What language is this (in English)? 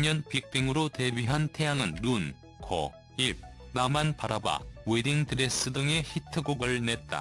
Korean